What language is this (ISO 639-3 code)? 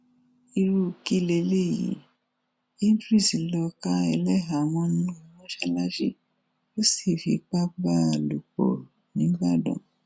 yor